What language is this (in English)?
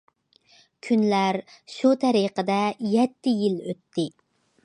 Uyghur